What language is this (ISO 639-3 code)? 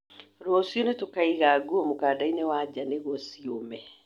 kik